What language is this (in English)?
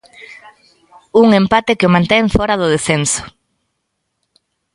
Galician